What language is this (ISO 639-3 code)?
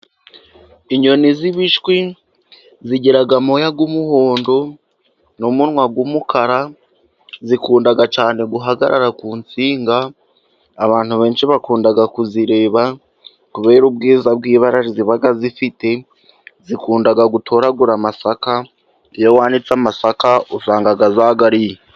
kin